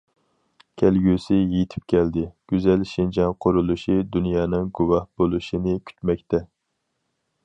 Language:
Uyghur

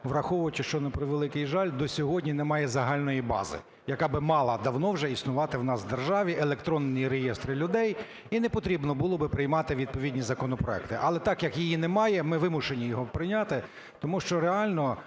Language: Ukrainian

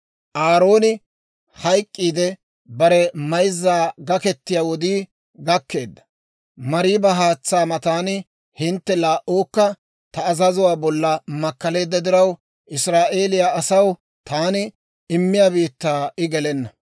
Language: Dawro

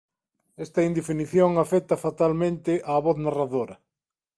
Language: Galician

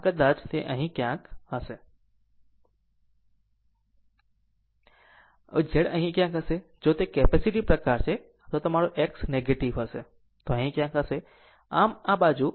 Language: Gujarati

